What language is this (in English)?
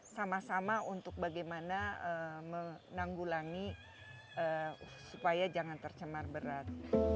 Indonesian